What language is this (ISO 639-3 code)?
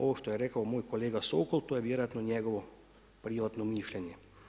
hrv